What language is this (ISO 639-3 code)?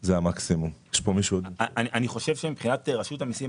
heb